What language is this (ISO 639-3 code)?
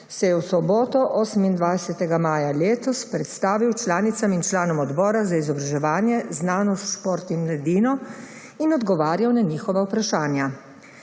slv